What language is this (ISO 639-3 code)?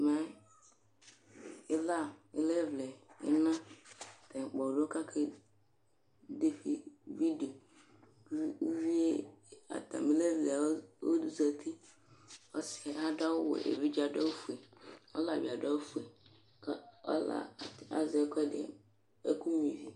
kpo